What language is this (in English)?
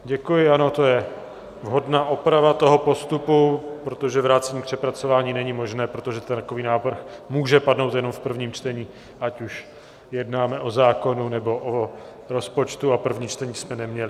Czech